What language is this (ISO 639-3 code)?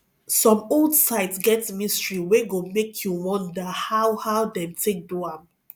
pcm